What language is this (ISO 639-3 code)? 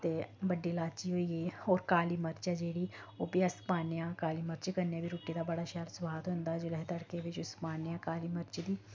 doi